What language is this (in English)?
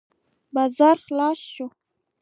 Pashto